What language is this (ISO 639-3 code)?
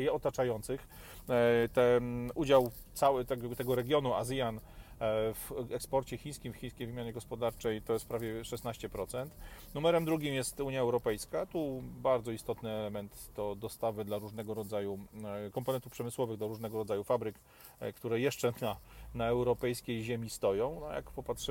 pol